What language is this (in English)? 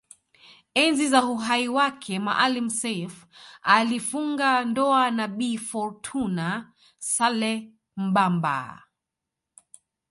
Swahili